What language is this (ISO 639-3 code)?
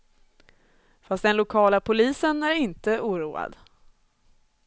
swe